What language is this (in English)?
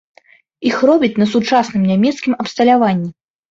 Belarusian